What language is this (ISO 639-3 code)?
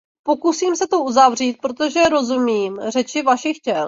ces